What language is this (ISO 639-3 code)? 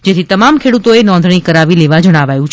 guj